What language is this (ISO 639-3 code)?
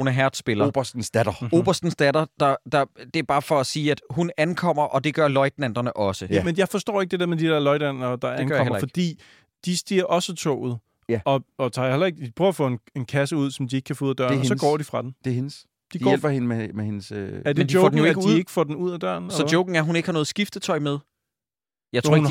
dan